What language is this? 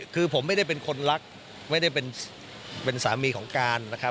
Thai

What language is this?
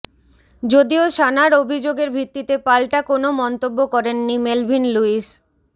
Bangla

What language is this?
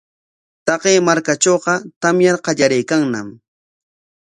Corongo Ancash Quechua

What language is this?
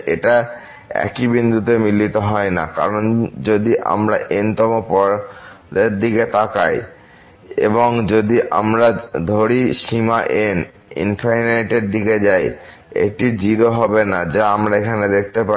Bangla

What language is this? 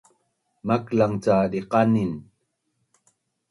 Bunun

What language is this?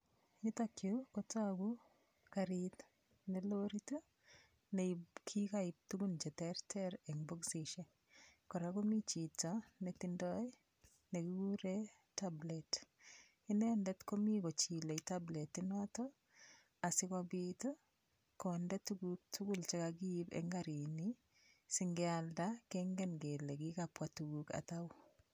Kalenjin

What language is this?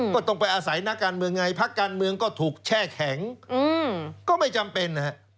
Thai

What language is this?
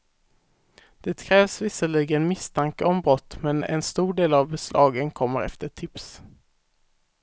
Swedish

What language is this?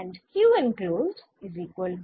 Bangla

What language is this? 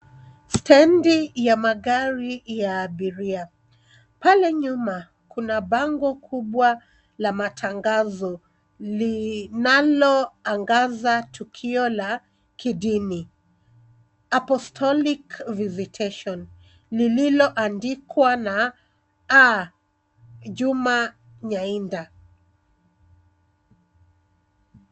Swahili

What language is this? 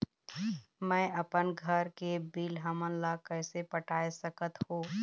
Chhattisgarhi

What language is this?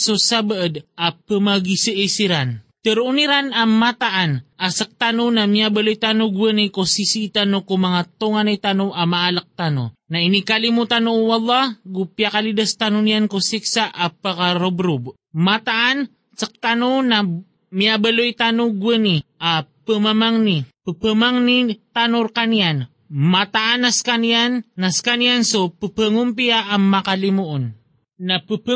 Filipino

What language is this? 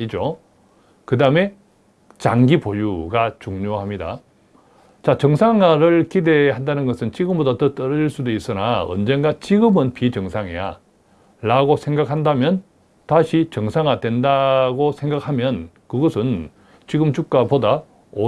Korean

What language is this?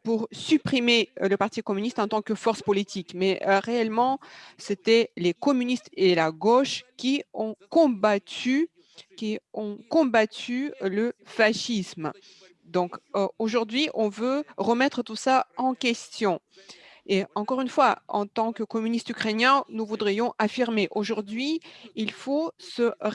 French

